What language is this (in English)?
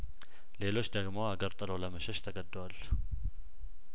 Amharic